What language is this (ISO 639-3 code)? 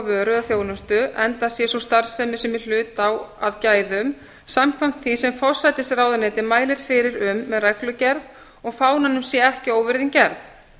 isl